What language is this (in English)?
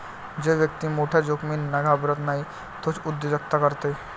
Marathi